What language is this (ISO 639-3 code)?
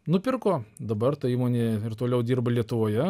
lit